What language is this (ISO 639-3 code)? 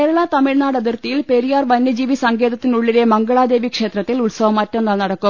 mal